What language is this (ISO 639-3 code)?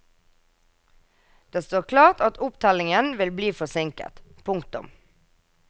nor